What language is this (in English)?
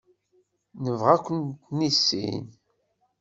Kabyle